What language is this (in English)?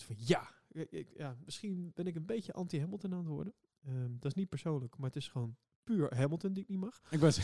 Dutch